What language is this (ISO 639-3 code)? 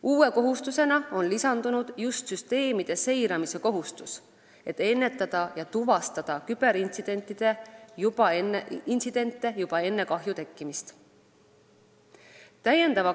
est